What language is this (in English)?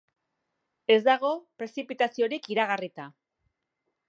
Basque